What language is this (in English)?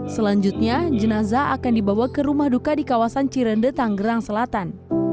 Indonesian